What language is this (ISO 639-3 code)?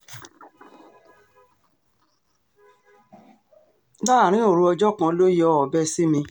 yor